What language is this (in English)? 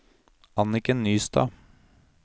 Norwegian